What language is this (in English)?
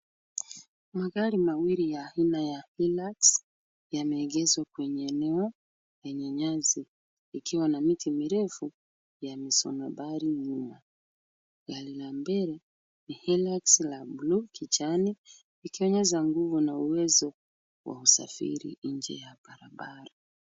Swahili